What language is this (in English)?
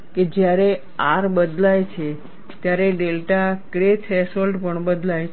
Gujarati